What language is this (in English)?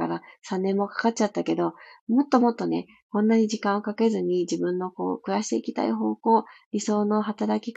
Japanese